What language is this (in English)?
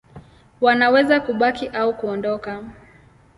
Swahili